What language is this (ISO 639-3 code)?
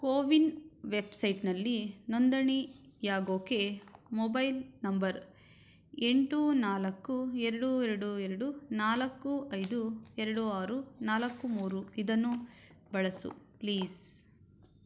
kan